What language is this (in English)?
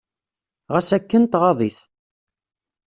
Kabyle